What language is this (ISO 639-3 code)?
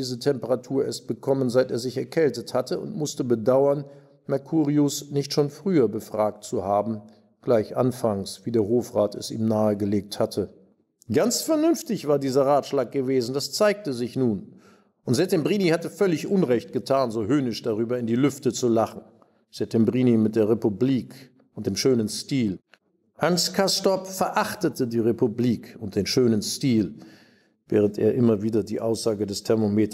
deu